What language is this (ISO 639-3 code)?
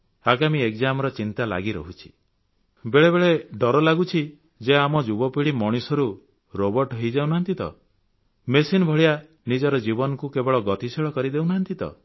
ori